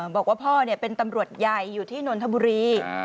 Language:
Thai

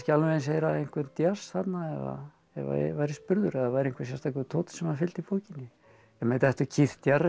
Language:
Icelandic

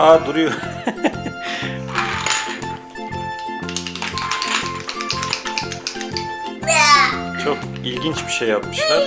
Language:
Turkish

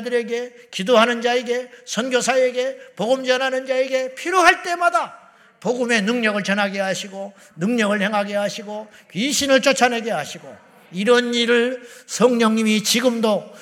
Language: Korean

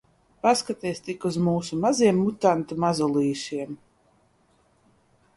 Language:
Latvian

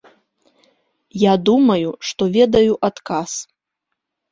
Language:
Belarusian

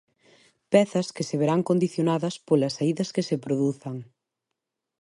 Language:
Galician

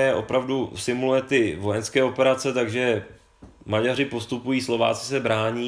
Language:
Czech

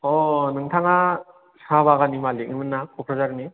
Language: Bodo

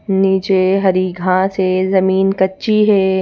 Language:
Hindi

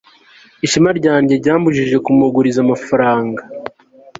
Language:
Kinyarwanda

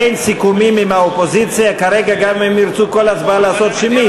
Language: Hebrew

